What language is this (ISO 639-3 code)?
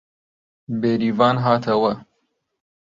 ckb